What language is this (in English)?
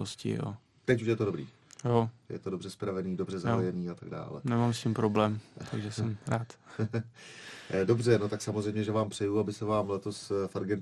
Czech